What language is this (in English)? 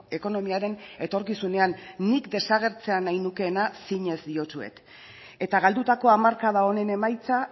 Basque